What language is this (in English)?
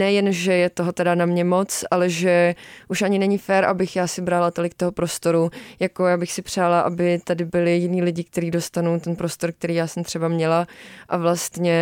Czech